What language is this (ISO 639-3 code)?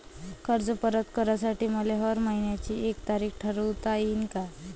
mar